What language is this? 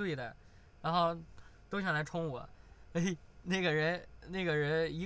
Chinese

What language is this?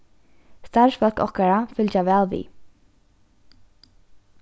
Faroese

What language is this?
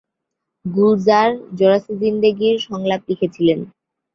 Bangla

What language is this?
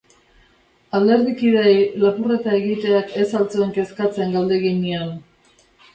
Basque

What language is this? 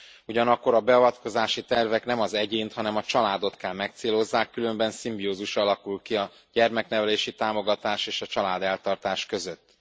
Hungarian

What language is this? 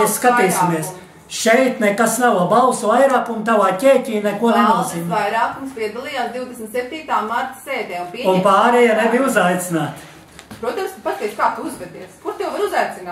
Latvian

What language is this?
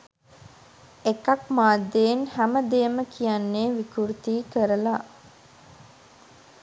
Sinhala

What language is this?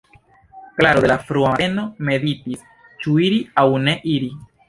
Esperanto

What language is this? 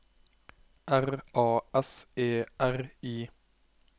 Norwegian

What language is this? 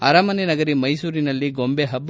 Kannada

